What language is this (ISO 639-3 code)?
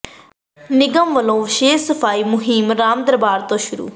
pan